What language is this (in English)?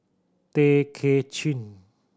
English